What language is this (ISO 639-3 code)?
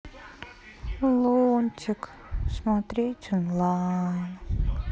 rus